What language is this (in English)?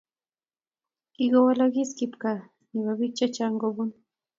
Kalenjin